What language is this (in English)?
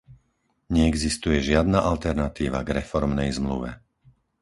Slovak